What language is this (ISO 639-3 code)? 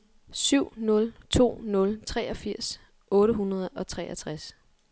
dan